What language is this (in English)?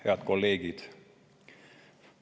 Estonian